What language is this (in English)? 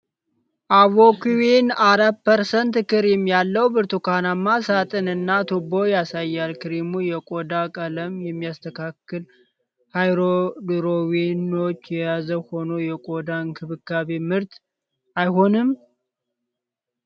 Amharic